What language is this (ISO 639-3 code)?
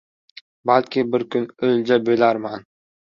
uzb